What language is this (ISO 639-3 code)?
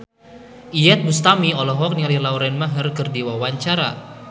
sun